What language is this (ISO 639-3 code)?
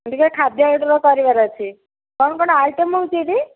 ori